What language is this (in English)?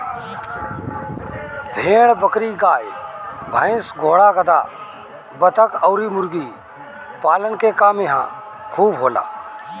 Bhojpuri